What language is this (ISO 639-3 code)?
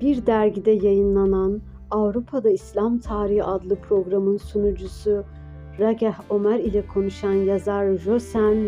tur